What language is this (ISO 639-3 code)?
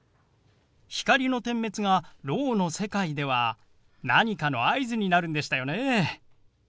jpn